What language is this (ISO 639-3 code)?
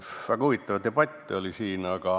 est